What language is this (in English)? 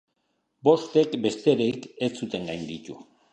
Basque